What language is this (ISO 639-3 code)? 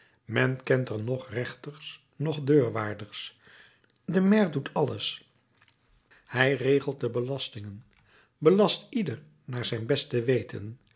nld